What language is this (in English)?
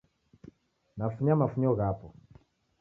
Taita